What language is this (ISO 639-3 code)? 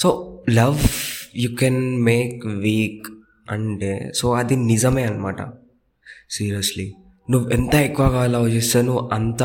tel